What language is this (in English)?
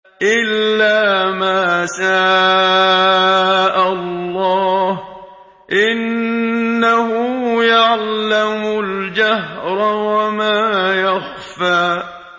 Arabic